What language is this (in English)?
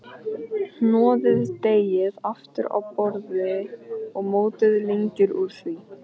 Icelandic